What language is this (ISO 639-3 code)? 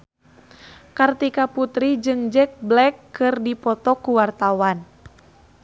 sun